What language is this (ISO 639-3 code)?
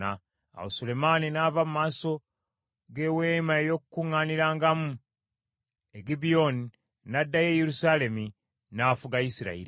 lug